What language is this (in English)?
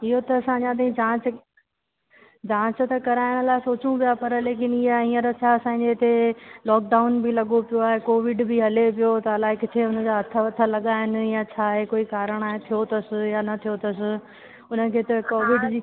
Sindhi